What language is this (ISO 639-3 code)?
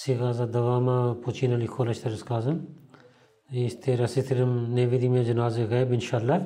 bul